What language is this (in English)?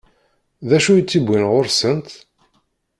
Kabyle